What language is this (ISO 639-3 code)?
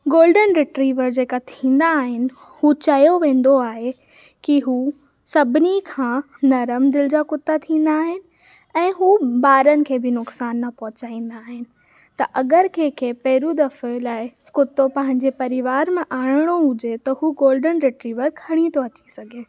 snd